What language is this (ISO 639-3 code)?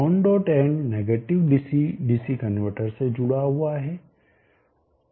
hin